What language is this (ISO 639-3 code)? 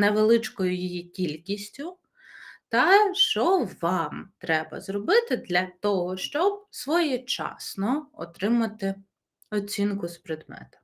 ukr